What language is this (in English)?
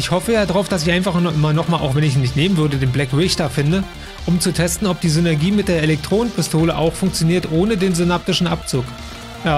German